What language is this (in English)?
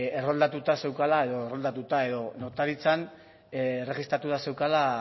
Basque